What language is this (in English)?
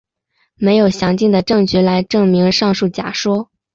Chinese